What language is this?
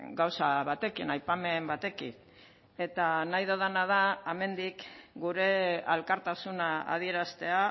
Basque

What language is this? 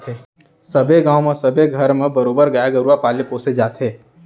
Chhattisgarhi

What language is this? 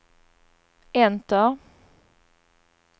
Swedish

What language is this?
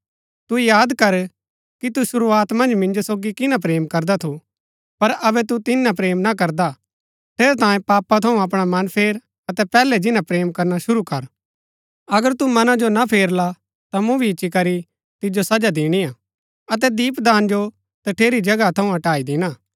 Gaddi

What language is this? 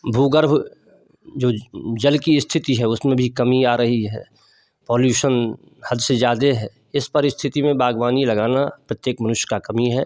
Hindi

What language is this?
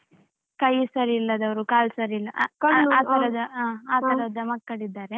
Kannada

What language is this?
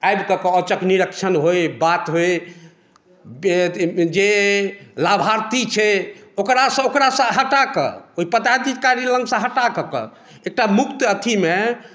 Maithili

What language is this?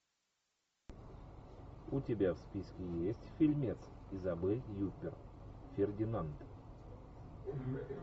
Russian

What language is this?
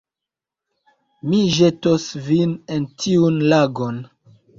Esperanto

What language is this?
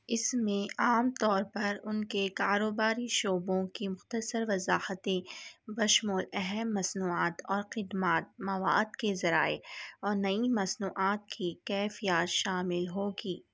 Urdu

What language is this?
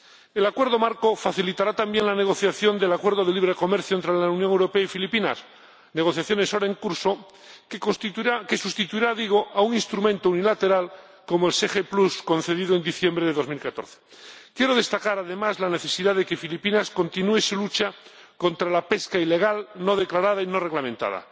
Spanish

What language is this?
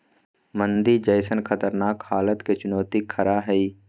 Magahi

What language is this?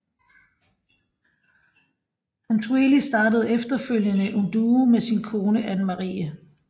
Danish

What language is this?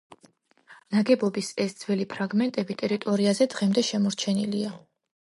Georgian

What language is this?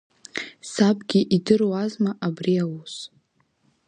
Abkhazian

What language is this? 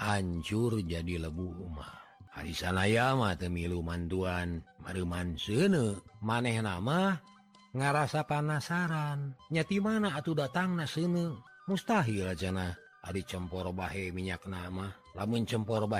Indonesian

